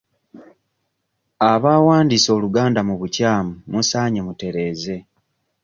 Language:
Ganda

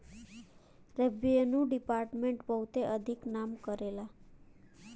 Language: Bhojpuri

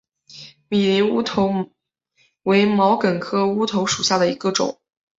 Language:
Chinese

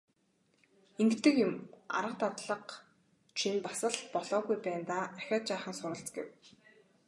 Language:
Mongolian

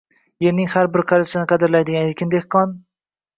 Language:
Uzbek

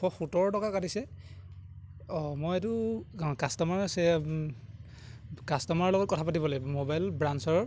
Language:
Assamese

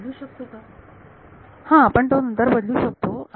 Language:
Marathi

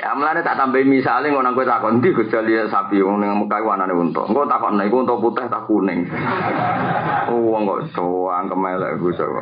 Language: Indonesian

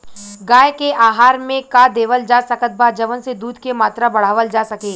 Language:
Bhojpuri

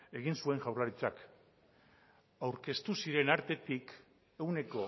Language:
Basque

